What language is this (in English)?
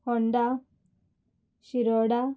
Konkani